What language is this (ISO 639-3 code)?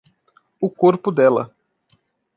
por